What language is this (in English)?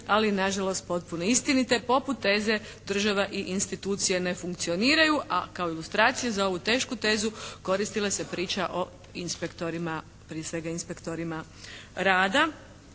Croatian